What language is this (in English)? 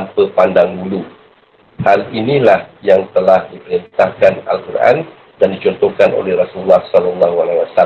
Malay